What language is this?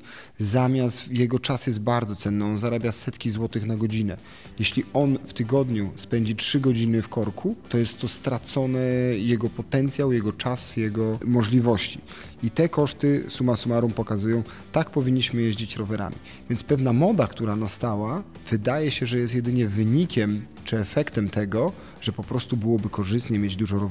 Polish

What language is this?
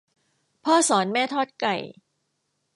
Thai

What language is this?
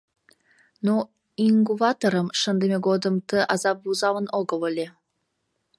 Mari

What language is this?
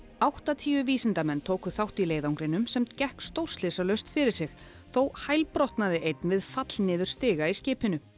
Icelandic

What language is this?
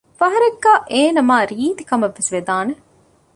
Divehi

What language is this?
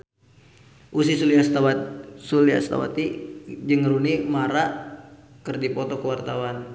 Sundanese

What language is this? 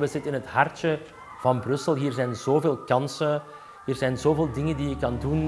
Dutch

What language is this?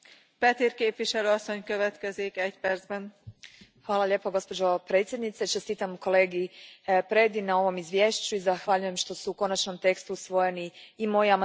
Croatian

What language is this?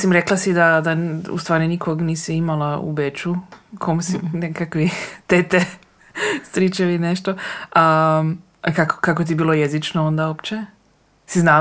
Croatian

